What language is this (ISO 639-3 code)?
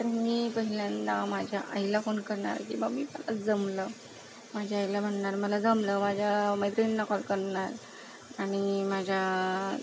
mar